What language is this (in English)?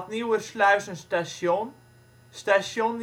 Dutch